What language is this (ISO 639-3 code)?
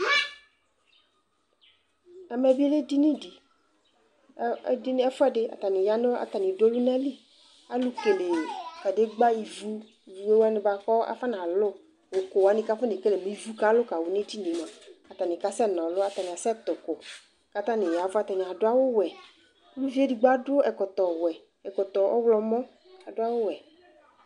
kpo